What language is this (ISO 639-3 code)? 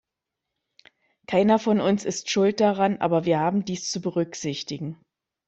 deu